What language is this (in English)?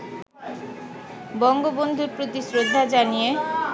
Bangla